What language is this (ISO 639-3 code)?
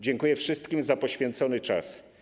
pol